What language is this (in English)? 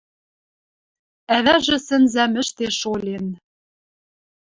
Western Mari